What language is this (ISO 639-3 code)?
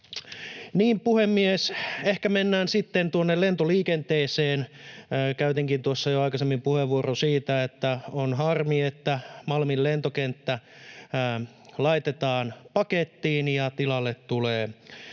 fin